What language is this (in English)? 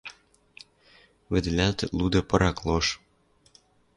Western Mari